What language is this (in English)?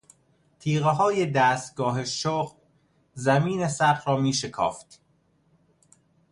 Persian